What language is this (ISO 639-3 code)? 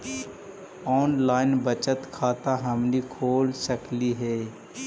mag